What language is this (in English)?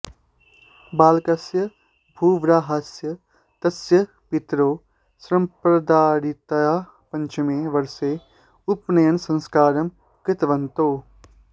Sanskrit